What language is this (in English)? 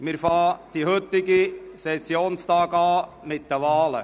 Swiss German